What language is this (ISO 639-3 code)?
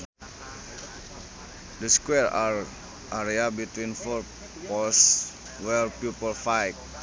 sun